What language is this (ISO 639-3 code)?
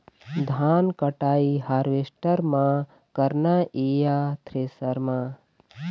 hne